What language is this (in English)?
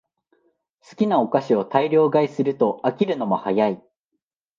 Japanese